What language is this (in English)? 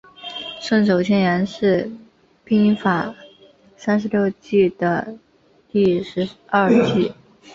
Chinese